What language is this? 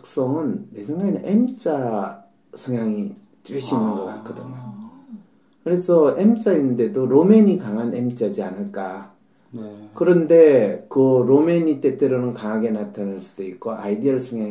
Korean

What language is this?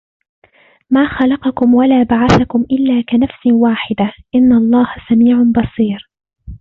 Arabic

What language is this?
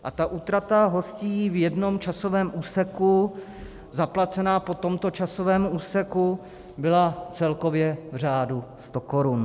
Czech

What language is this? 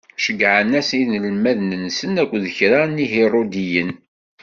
Kabyle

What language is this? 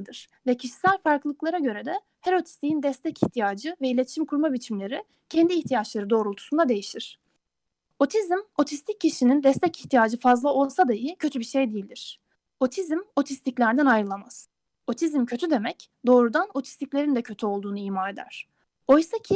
Turkish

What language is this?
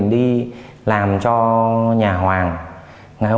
Vietnamese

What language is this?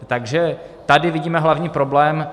Czech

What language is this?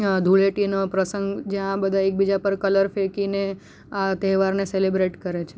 Gujarati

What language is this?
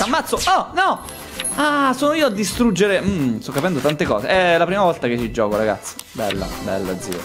Italian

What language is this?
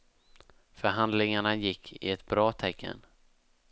Swedish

